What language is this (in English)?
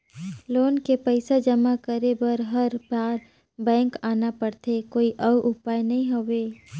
Chhattisgarhi